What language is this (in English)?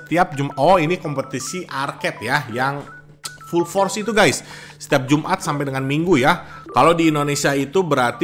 Indonesian